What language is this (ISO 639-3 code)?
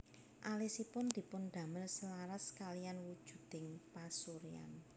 jav